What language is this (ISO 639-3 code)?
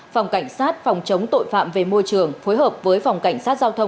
vie